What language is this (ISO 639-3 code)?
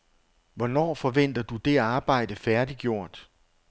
dan